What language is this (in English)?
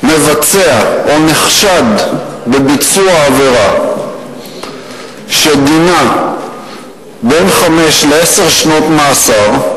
Hebrew